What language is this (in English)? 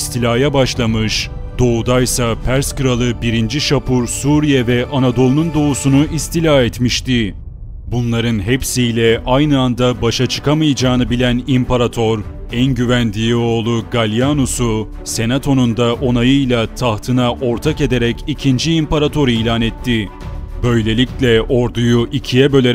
Turkish